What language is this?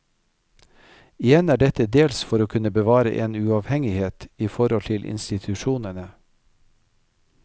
Norwegian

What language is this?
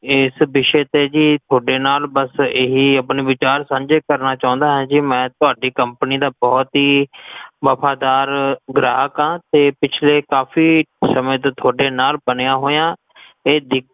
Punjabi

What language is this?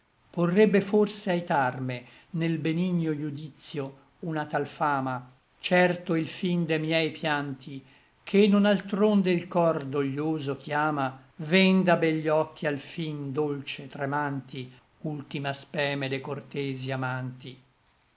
Italian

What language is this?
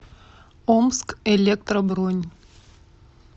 Russian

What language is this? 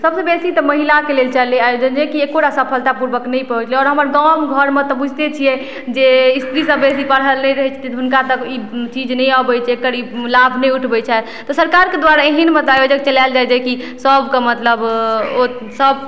Maithili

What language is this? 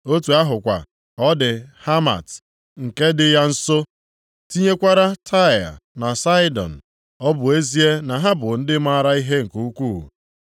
Igbo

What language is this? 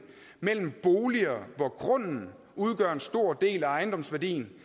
Danish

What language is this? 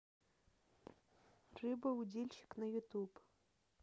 Russian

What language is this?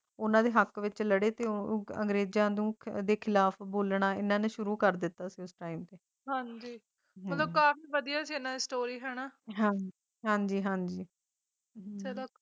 Punjabi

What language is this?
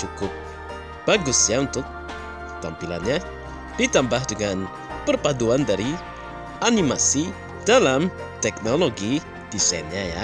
Indonesian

